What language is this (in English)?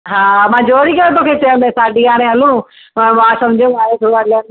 Sindhi